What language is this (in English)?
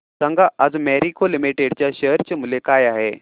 Marathi